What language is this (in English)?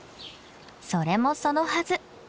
Japanese